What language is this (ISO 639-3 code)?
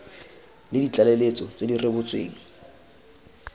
tsn